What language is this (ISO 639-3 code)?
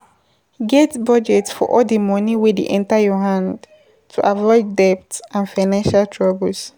pcm